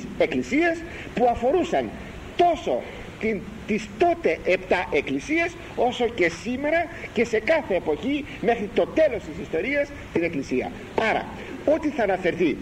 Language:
Greek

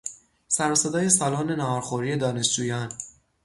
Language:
Persian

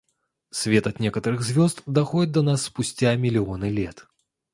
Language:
Russian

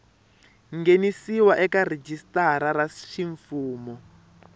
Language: Tsonga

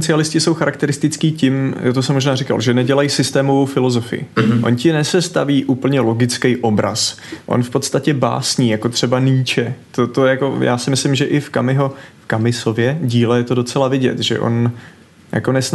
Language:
Czech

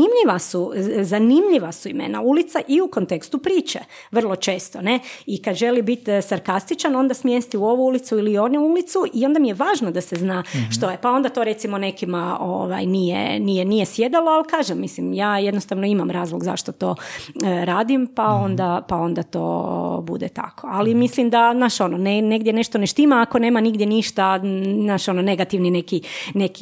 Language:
Croatian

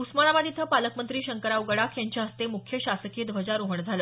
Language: Marathi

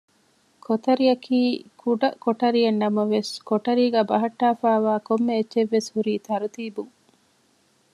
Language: Divehi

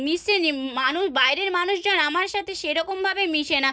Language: Bangla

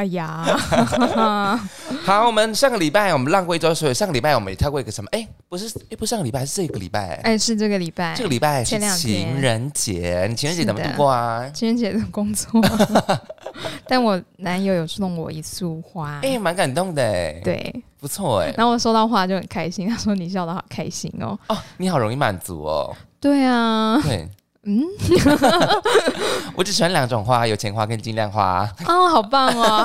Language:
Chinese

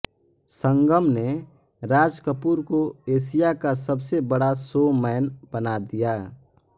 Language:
Hindi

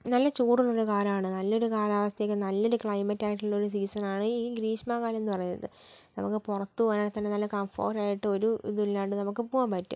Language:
Malayalam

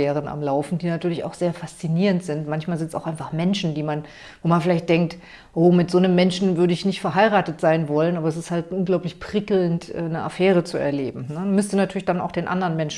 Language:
German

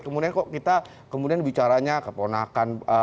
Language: Indonesian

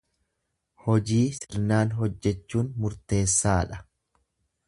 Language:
Oromo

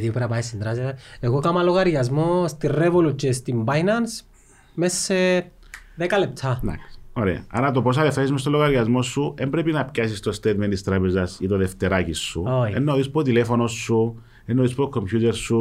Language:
Greek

